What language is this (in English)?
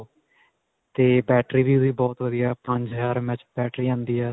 Punjabi